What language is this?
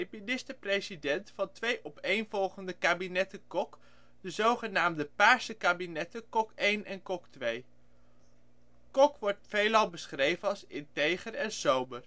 Dutch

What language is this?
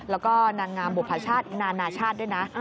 Thai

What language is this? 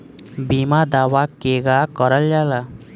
Bhojpuri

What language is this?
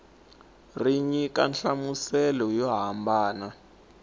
Tsonga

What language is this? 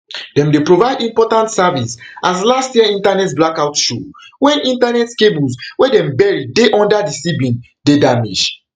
Nigerian Pidgin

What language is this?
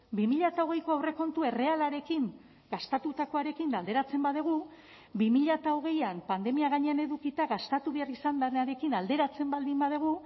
Basque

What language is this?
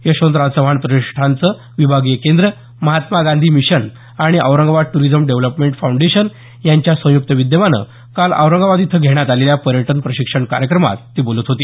Marathi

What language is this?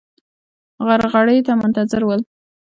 Pashto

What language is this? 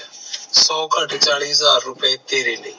Punjabi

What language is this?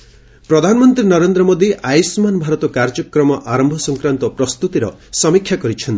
Odia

